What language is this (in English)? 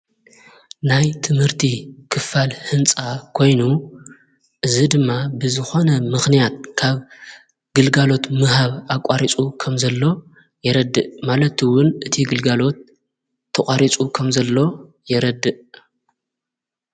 Tigrinya